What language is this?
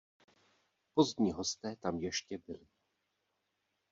Czech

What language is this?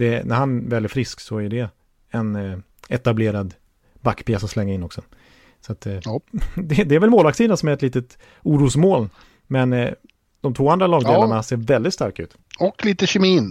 Swedish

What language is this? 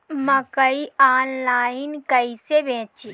Bhojpuri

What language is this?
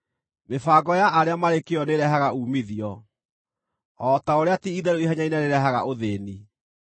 Kikuyu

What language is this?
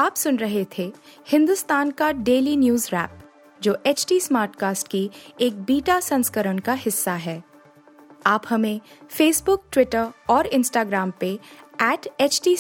Hindi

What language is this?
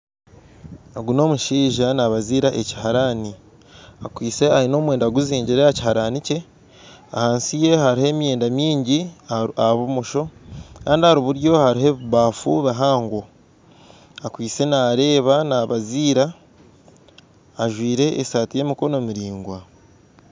Nyankole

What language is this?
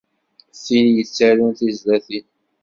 Kabyle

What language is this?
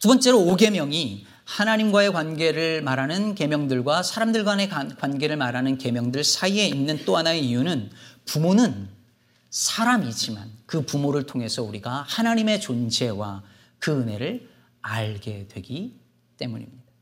Korean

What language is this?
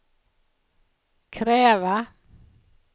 Swedish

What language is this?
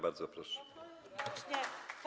Polish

